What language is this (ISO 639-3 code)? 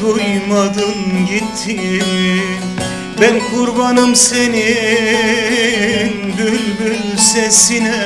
tur